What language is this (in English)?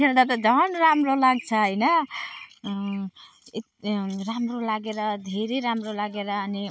Nepali